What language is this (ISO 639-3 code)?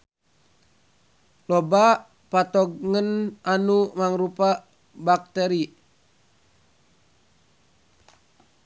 sun